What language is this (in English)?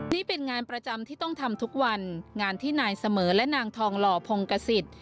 Thai